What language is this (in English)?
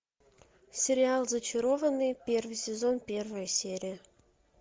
Russian